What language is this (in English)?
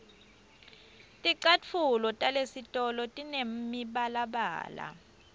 Swati